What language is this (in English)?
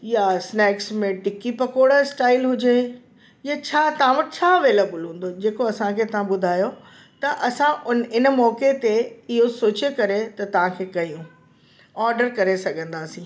Sindhi